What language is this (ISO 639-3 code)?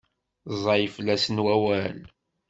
kab